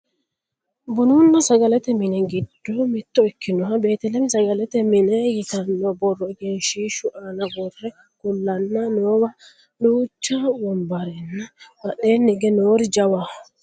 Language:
Sidamo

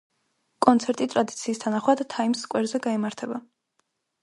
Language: Georgian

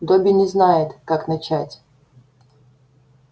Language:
Russian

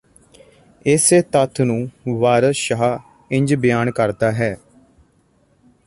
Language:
Punjabi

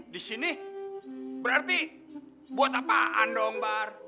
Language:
Indonesian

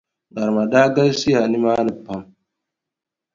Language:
Dagbani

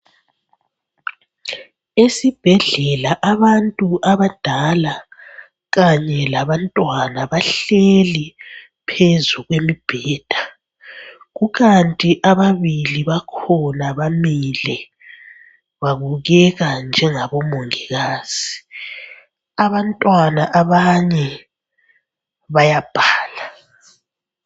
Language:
North Ndebele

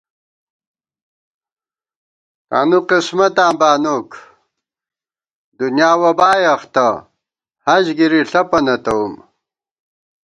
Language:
Gawar-Bati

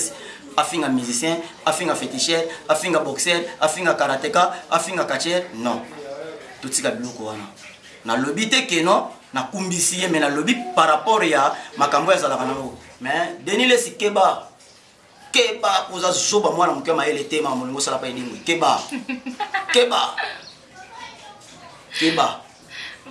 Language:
French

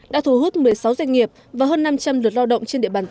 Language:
Vietnamese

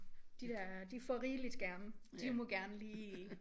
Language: Danish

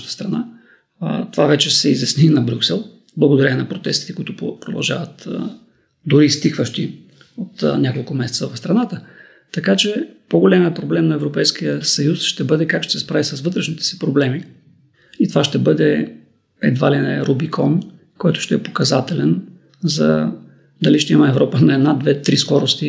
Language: Bulgarian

